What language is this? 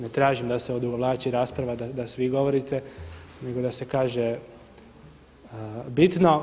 Croatian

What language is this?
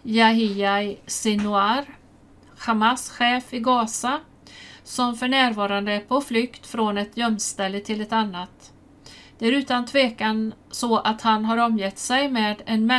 Swedish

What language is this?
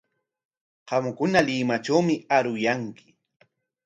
Corongo Ancash Quechua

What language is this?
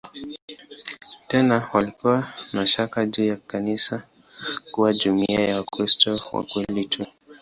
Swahili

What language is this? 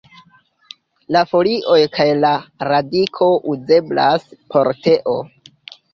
Esperanto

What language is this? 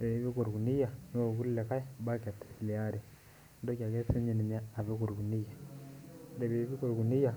Masai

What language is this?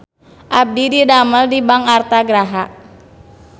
Sundanese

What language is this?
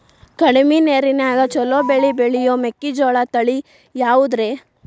Kannada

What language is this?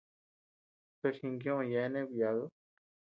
Tepeuxila Cuicatec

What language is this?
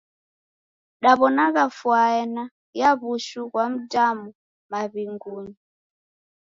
Taita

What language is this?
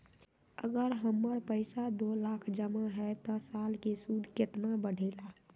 Magahi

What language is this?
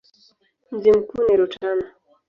Swahili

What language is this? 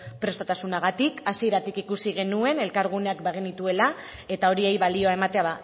Basque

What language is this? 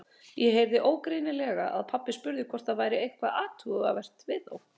Icelandic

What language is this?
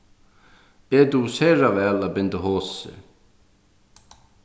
Faroese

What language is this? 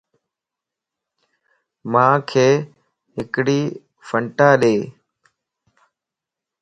Lasi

